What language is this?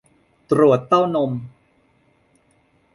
Thai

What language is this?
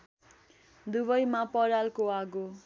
Nepali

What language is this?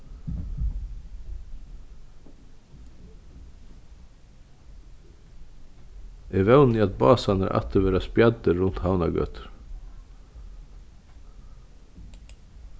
Faroese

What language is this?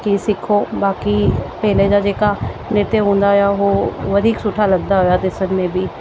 Sindhi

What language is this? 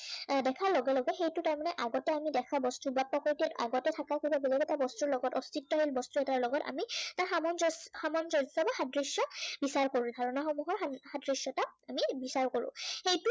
Assamese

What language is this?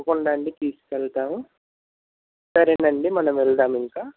Telugu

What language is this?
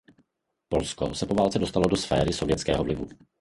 Czech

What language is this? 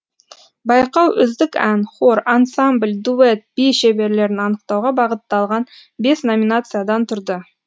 Kazakh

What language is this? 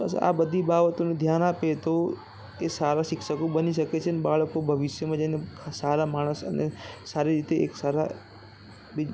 Gujarati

